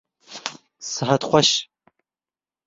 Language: Kurdish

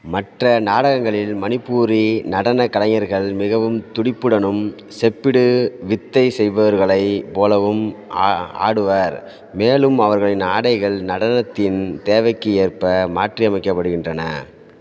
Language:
Tamil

